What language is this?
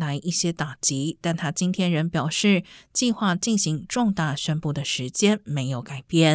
Chinese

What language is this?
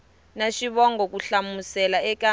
Tsonga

